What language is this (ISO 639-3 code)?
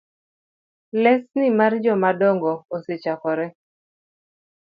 luo